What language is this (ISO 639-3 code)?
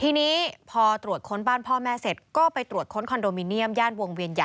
tha